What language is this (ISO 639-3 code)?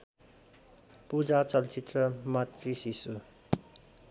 nep